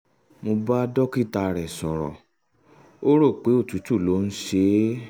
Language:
Yoruba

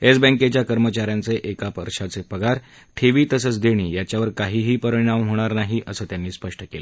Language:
Marathi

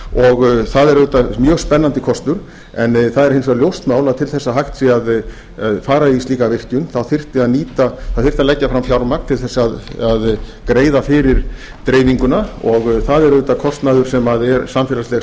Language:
Icelandic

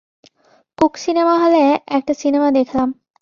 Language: Bangla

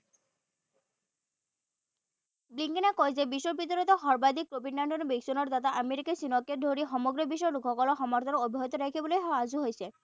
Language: Assamese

